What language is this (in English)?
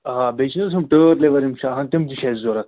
Kashmiri